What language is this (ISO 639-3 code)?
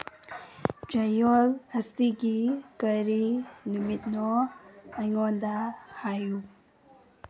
mni